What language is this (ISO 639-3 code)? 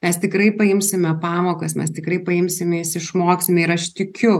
lit